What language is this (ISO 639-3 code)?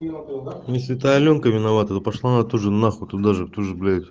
rus